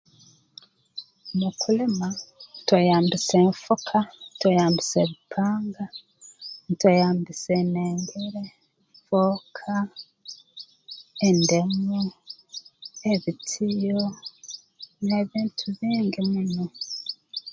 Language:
Tooro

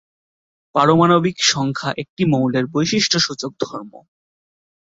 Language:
Bangla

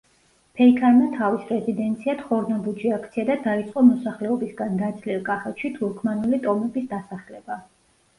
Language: Georgian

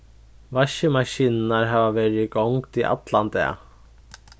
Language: Faroese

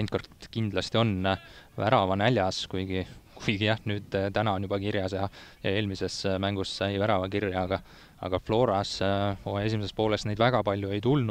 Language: Finnish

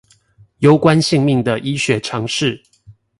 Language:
Chinese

